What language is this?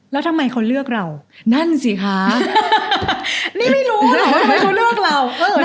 Thai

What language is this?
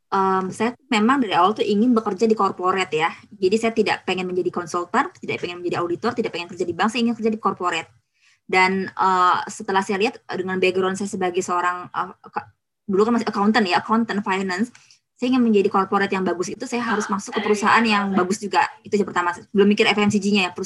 Indonesian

